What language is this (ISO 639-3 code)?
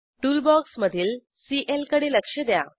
mar